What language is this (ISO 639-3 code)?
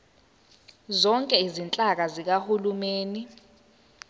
zul